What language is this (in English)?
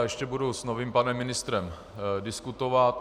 Czech